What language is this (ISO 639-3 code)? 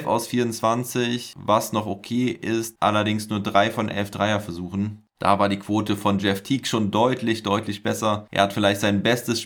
deu